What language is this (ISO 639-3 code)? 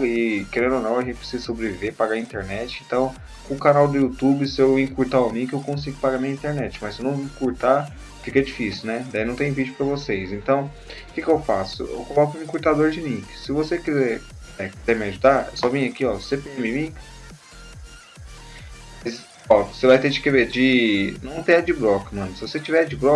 por